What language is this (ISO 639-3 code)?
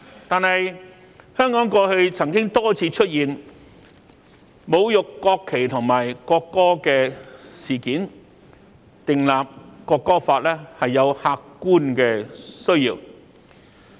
yue